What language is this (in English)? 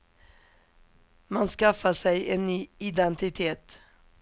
Swedish